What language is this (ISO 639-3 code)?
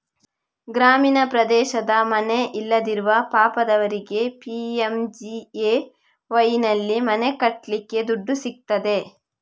kan